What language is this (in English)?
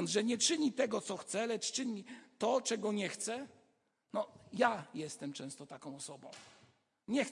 Polish